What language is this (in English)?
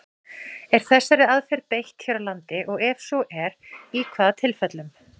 Icelandic